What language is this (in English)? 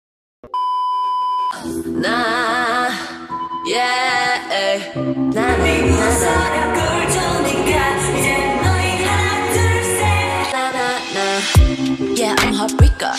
English